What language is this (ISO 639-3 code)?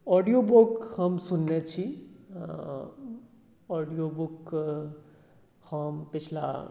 mai